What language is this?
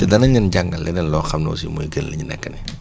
Wolof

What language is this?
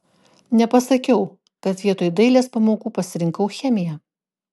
Lithuanian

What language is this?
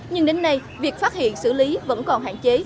Vietnamese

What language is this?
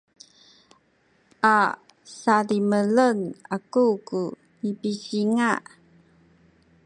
Sakizaya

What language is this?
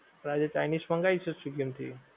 Gujarati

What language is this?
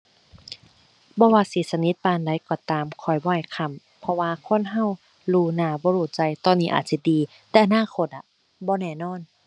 Thai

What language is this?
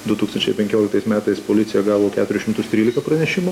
Lithuanian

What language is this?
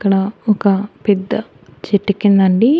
Telugu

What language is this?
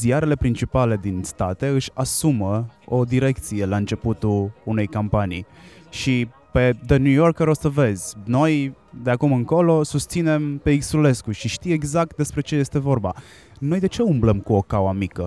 Romanian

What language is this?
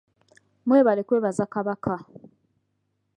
Ganda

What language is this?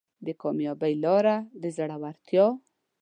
Pashto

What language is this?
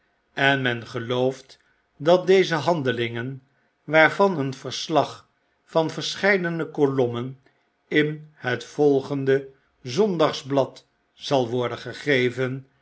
Dutch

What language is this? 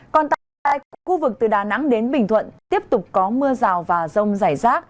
Vietnamese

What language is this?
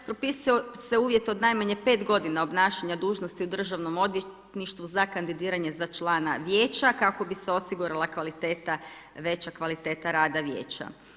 Croatian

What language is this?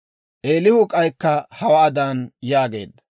Dawro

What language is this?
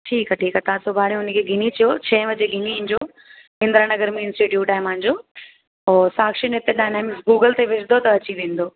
Sindhi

